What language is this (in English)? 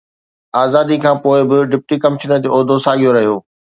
Sindhi